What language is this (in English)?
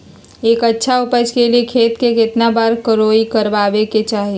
Magahi